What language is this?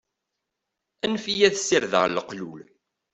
Kabyle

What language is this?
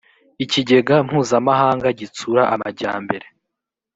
Kinyarwanda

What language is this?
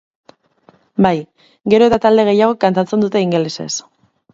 Basque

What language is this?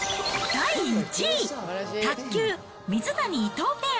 Japanese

